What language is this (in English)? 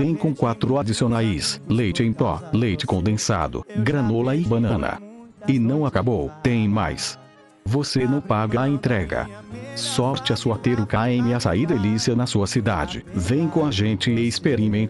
Portuguese